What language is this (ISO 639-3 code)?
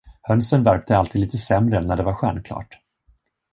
swe